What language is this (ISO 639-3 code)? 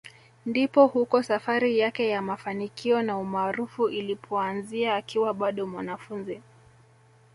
swa